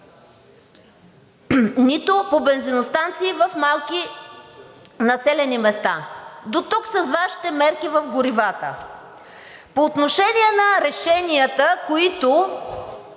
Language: Bulgarian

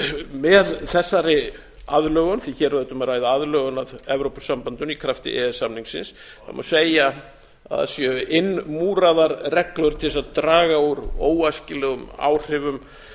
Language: Icelandic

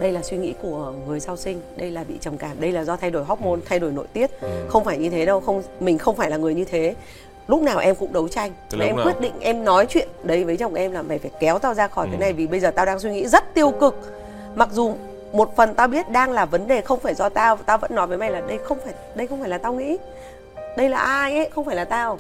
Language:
Vietnamese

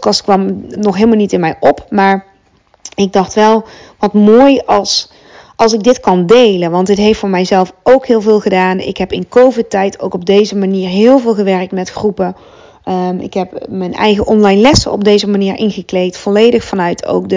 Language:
Dutch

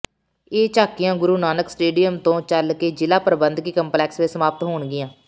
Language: Punjabi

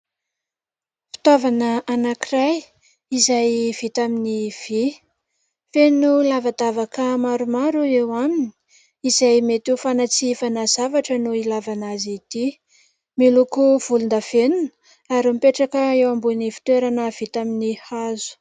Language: Malagasy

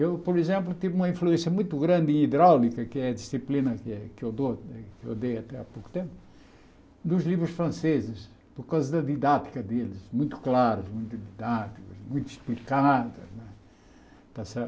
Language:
Portuguese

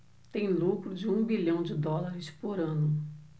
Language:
Portuguese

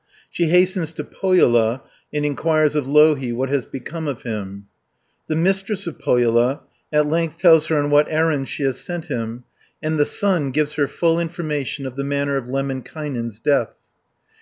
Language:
English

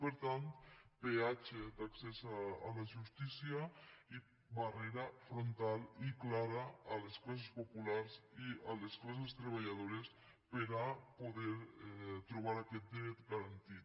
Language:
Catalan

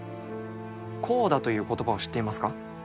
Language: Japanese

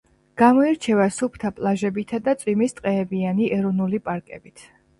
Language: Georgian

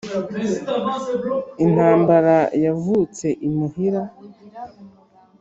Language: Kinyarwanda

